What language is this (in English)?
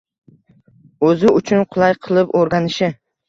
Uzbek